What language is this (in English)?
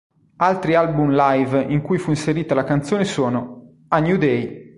Italian